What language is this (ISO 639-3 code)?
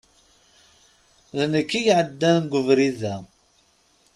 kab